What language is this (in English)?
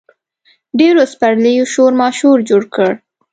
Pashto